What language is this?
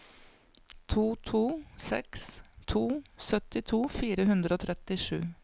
Norwegian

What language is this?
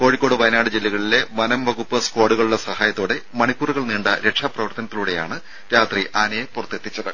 Malayalam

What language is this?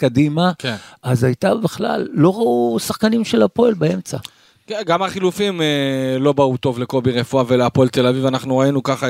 Hebrew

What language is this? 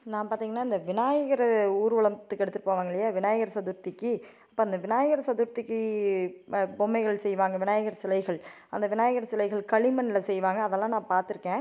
Tamil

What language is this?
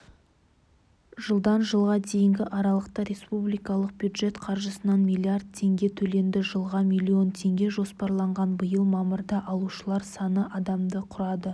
Kazakh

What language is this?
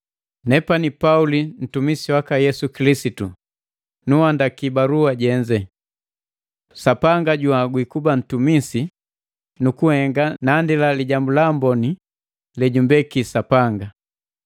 Matengo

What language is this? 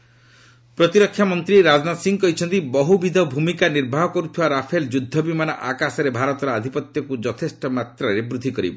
Odia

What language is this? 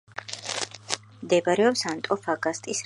Georgian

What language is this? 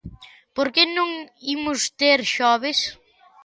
Galician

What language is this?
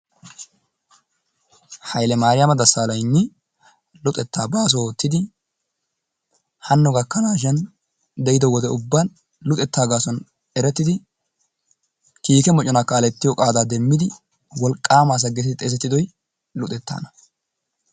Wolaytta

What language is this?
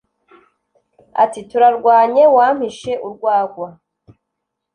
Kinyarwanda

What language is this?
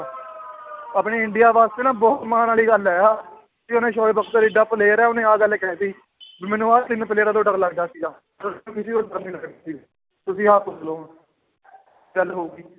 Punjabi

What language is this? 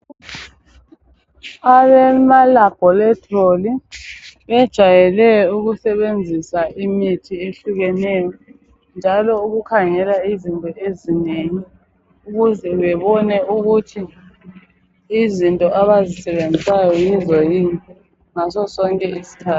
North Ndebele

